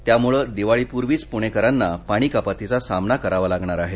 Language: Marathi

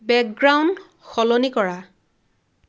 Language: Assamese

